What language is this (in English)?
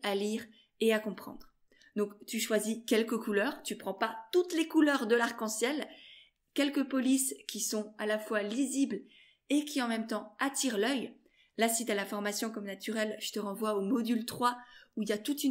French